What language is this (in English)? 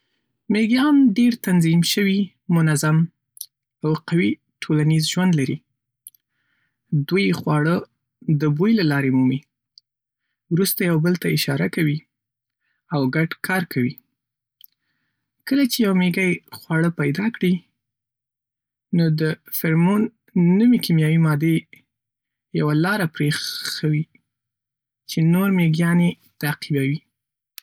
Pashto